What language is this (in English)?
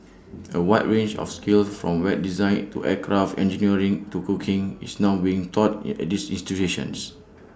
English